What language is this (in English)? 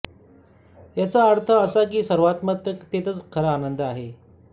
Marathi